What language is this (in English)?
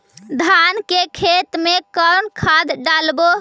Magahi